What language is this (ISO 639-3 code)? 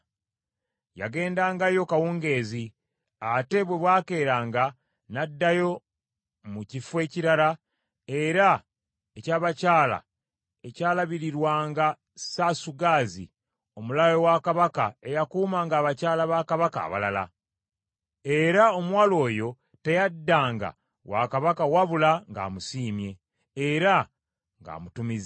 lug